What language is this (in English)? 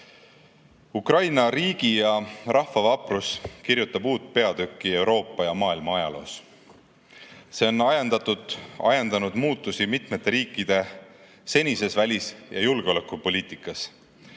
Estonian